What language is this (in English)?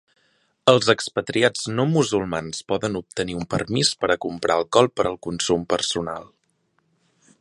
Catalan